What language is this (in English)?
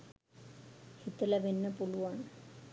Sinhala